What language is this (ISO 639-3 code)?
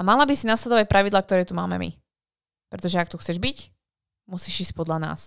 slk